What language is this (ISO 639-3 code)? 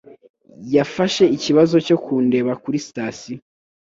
kin